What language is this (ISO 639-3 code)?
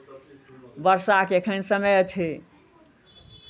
mai